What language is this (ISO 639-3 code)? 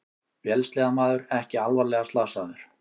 isl